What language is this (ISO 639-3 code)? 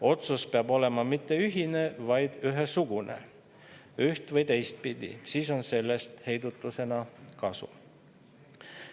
est